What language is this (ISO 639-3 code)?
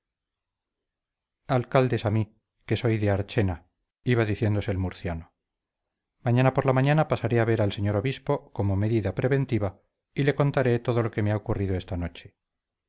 spa